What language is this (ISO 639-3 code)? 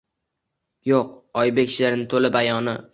uzb